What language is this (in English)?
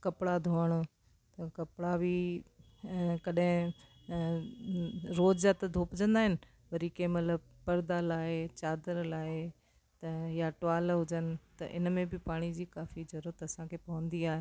Sindhi